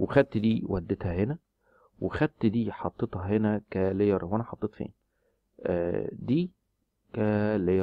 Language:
Arabic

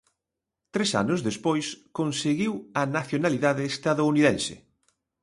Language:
Galician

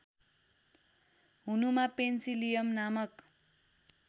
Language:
Nepali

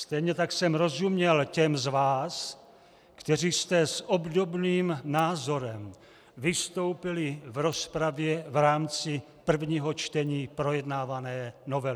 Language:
Czech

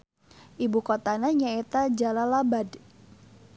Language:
Sundanese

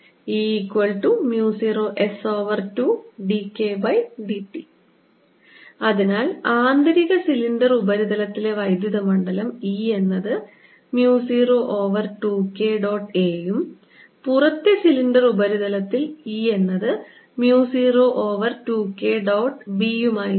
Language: Malayalam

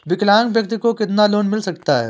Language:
Hindi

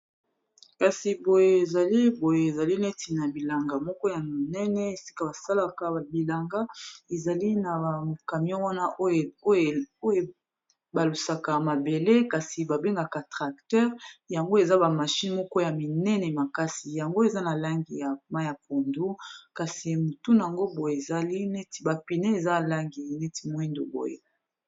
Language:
Lingala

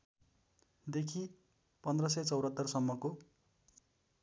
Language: Nepali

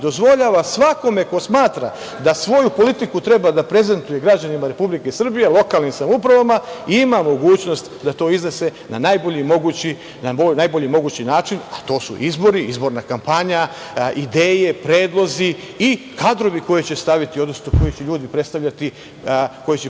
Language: Serbian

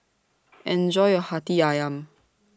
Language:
English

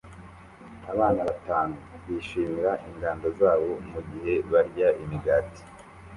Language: Kinyarwanda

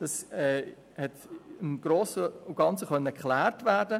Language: Swiss German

